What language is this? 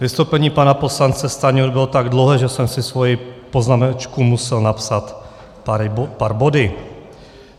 Czech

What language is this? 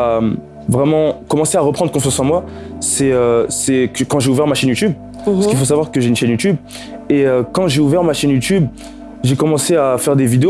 French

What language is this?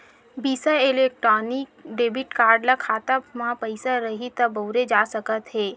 Chhattisgarhi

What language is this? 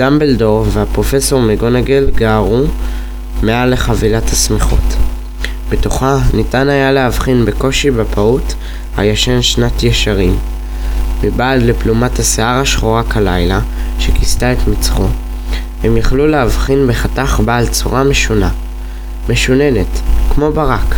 Hebrew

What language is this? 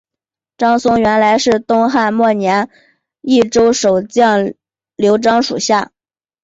Chinese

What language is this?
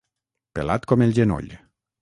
Catalan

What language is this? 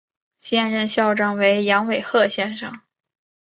Chinese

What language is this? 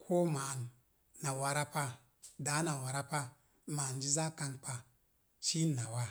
Mom Jango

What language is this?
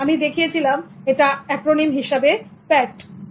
Bangla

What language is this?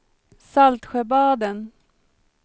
Swedish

